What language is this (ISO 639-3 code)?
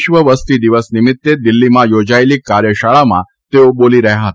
guj